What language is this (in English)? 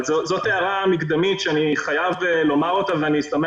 Hebrew